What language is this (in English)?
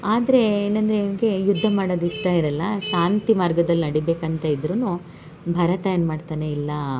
Kannada